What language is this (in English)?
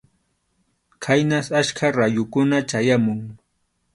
Arequipa-La Unión Quechua